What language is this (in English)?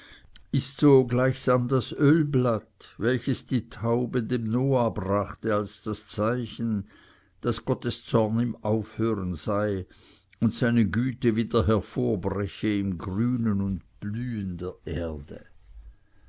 German